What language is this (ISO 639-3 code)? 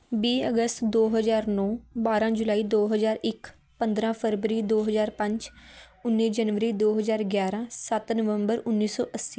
pan